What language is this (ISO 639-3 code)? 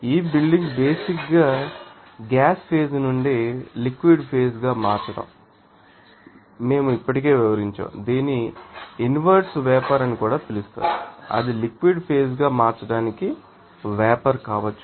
tel